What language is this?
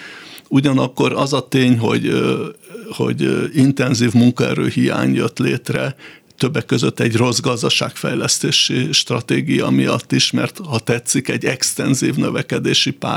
Hungarian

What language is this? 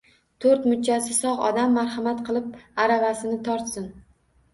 Uzbek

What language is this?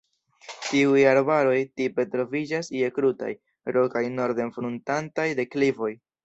Esperanto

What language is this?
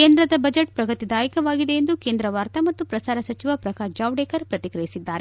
Kannada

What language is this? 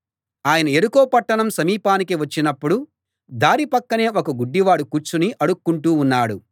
Telugu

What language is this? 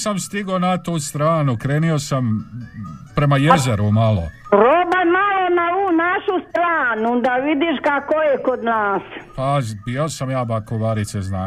Croatian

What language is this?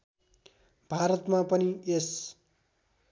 Nepali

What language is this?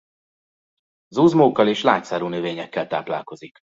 Hungarian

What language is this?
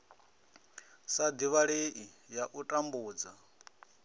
Venda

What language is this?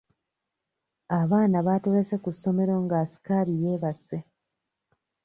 Ganda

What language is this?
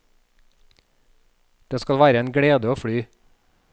Norwegian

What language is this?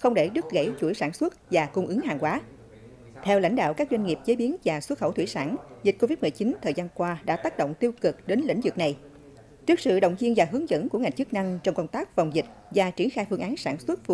Vietnamese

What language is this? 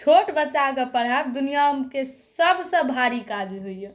Maithili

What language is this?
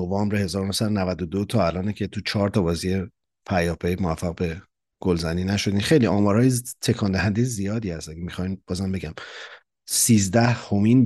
Persian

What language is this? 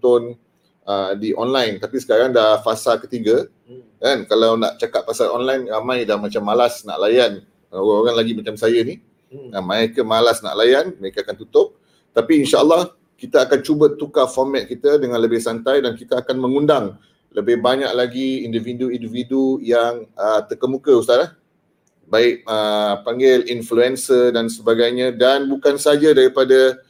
Malay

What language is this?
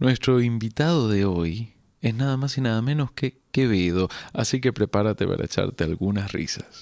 Spanish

